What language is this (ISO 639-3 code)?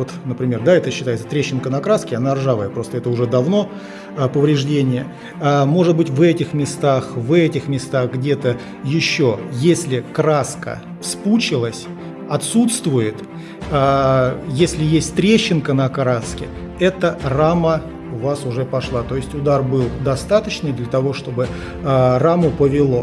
rus